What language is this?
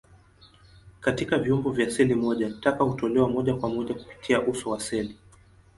Swahili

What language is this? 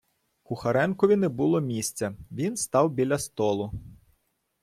Ukrainian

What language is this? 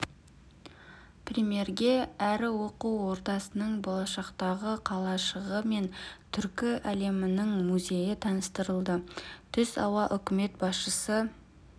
Kazakh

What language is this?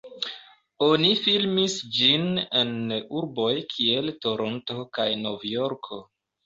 Esperanto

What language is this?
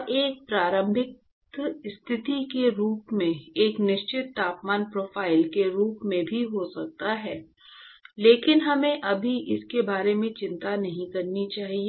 Hindi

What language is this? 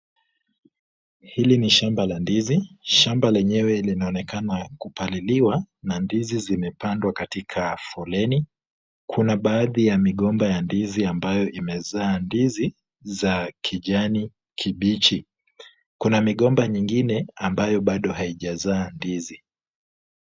Swahili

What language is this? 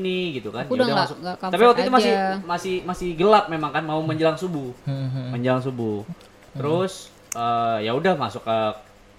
Indonesian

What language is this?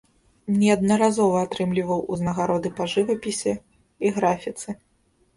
Belarusian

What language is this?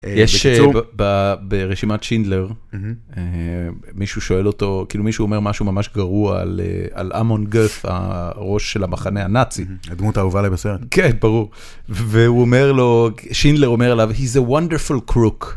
Hebrew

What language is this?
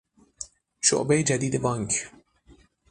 Persian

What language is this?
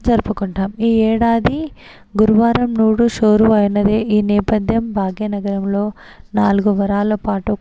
Telugu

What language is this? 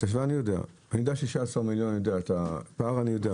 Hebrew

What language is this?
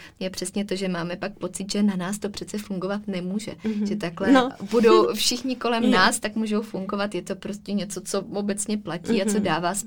Czech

